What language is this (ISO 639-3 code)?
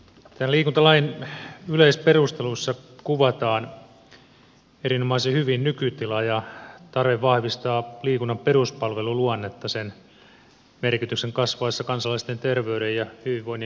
fin